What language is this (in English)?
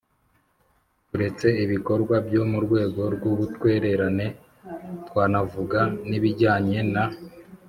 Kinyarwanda